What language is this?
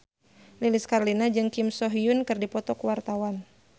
Sundanese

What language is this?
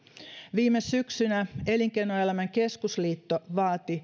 Finnish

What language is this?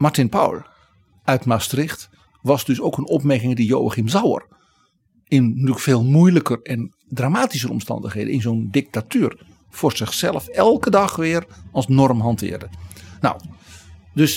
Dutch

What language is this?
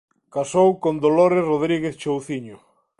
Galician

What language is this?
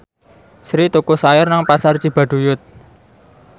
Javanese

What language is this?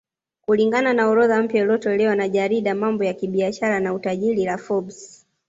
Swahili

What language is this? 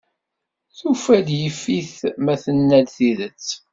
Kabyle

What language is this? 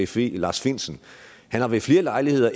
Danish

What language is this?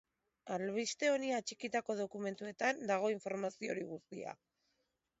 Basque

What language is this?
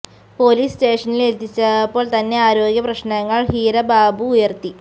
Malayalam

